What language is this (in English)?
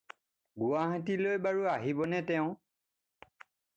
Assamese